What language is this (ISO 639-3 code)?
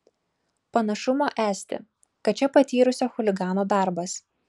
lit